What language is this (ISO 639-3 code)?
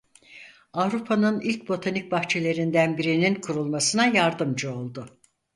tur